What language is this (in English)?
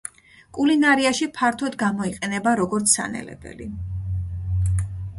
Georgian